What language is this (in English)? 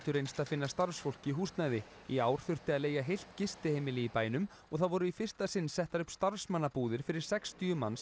Icelandic